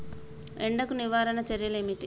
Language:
Telugu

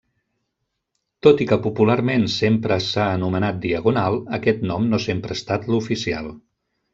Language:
Catalan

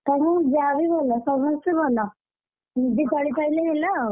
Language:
Odia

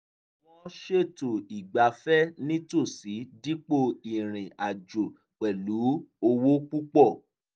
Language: Yoruba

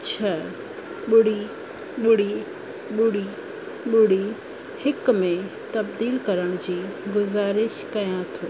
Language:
Sindhi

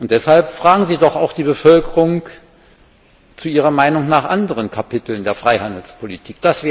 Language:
German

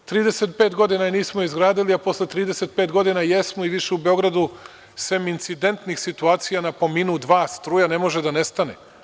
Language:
Serbian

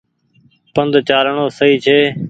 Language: Goaria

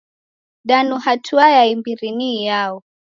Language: Taita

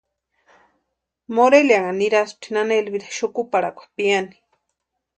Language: Western Highland Purepecha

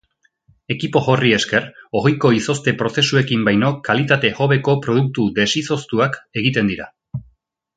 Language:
Basque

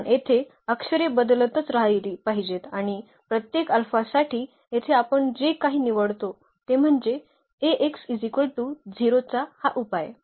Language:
Marathi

